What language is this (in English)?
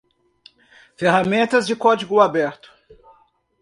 Portuguese